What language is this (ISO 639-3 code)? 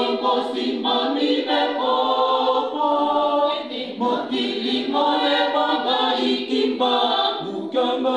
ron